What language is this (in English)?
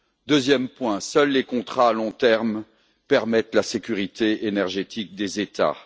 French